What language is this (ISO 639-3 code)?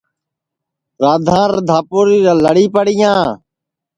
ssi